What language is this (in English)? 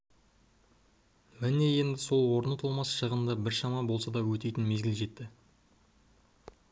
Kazakh